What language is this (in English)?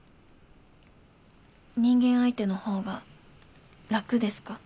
Japanese